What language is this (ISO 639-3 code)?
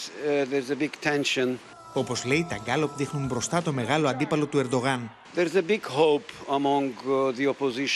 ell